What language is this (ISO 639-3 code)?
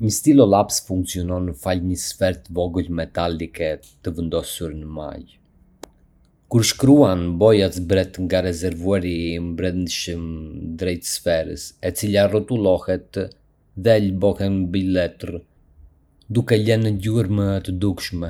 aae